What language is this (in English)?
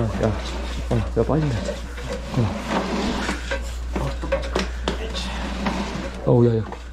Korean